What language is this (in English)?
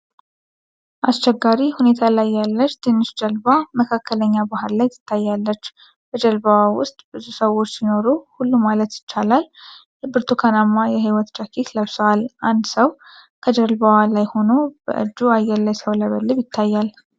Amharic